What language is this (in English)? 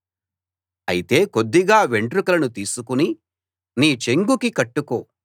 Telugu